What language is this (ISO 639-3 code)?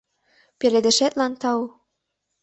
chm